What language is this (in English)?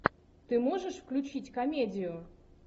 Russian